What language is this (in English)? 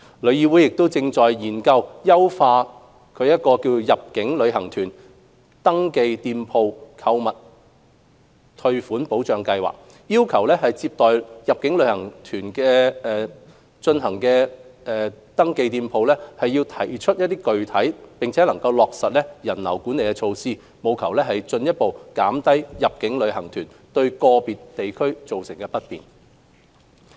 Cantonese